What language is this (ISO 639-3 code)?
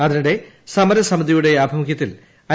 mal